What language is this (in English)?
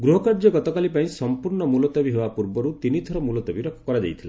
Odia